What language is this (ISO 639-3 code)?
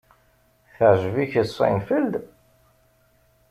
kab